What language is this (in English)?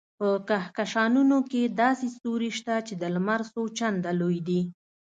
Pashto